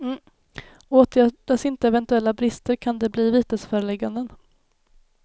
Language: Swedish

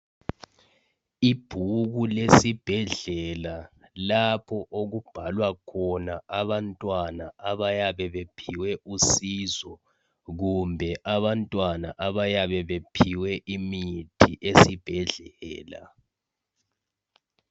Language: North Ndebele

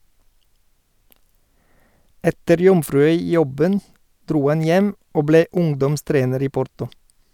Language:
Norwegian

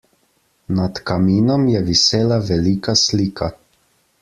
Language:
Slovenian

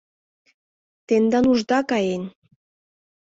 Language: Mari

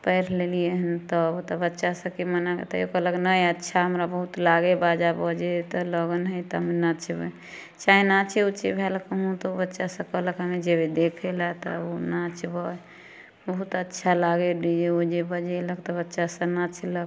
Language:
Maithili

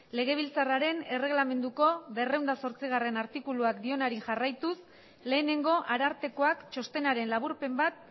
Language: Basque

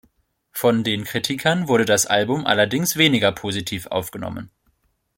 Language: German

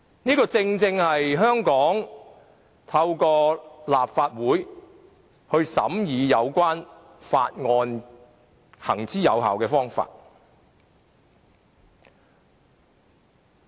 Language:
Cantonese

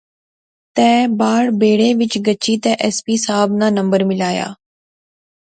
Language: Pahari-Potwari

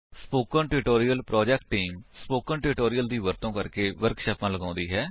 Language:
Punjabi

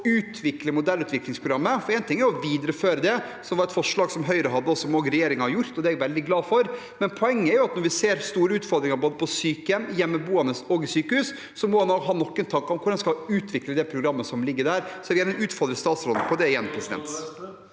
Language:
Norwegian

